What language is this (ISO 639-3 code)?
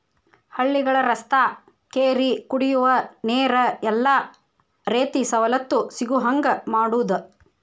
kan